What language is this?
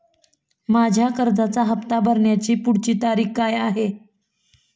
Marathi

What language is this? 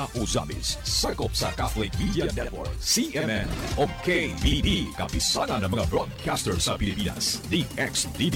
Filipino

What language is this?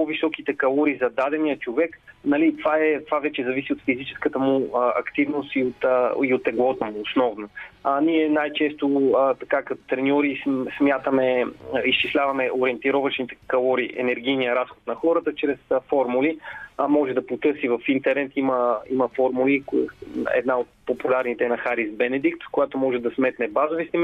Bulgarian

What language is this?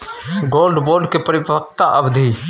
Maithili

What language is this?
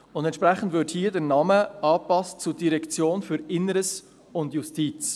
Swiss German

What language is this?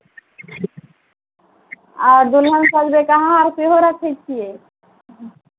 Maithili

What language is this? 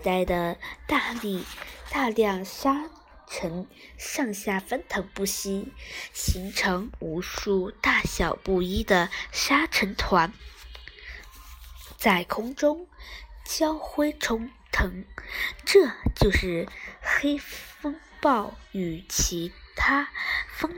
Chinese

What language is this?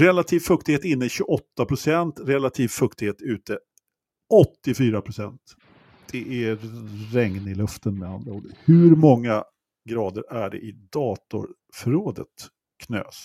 Swedish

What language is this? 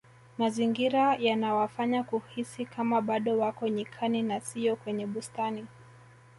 Swahili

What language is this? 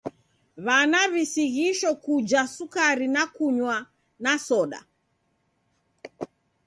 Taita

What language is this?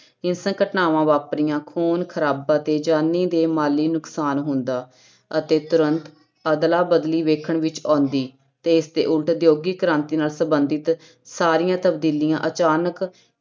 Punjabi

